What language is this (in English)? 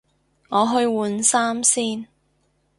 Cantonese